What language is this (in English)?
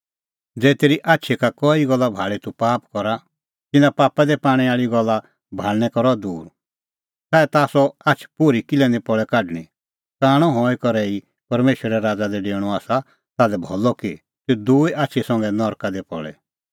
Kullu Pahari